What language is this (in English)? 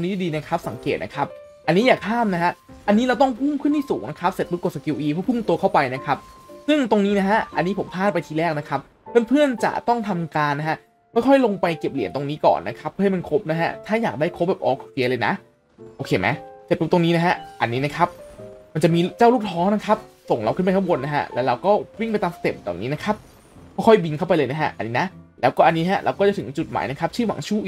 Thai